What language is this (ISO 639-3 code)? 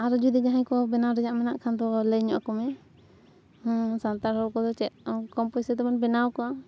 sat